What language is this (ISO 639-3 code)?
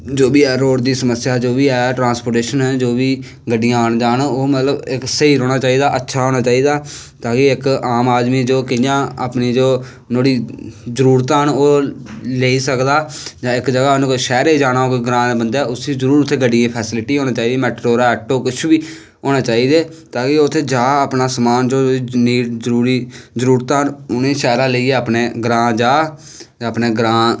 doi